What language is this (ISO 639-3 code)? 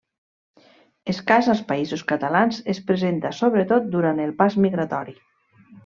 cat